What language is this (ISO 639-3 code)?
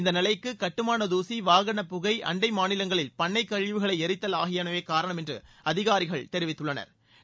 tam